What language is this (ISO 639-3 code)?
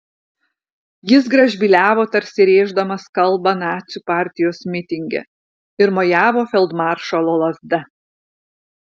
lit